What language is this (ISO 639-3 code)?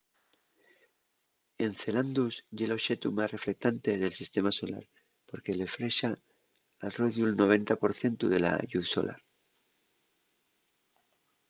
ast